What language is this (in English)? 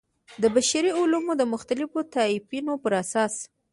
Pashto